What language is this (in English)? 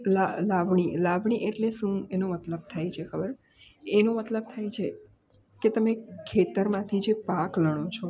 Gujarati